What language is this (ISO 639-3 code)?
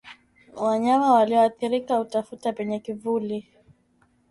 swa